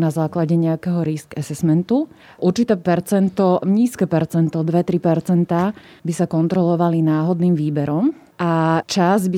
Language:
Slovak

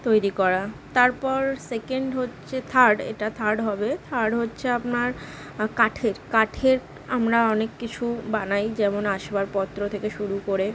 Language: Bangla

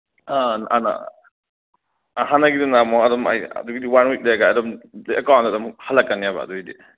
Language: Manipuri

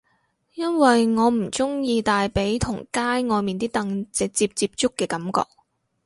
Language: Cantonese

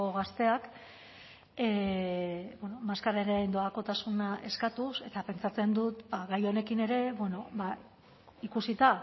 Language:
Basque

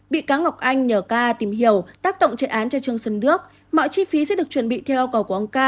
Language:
Vietnamese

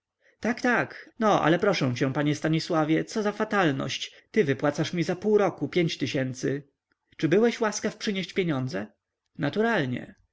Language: Polish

